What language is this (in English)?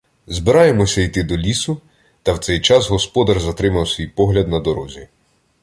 Ukrainian